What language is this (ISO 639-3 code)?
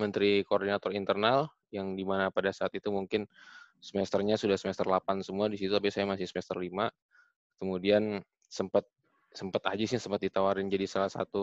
ind